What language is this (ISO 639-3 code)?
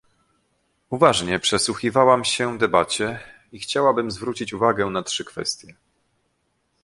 pol